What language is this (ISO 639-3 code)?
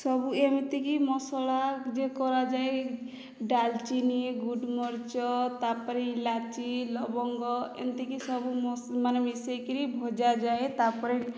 ori